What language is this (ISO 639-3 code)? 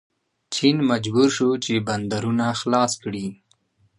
pus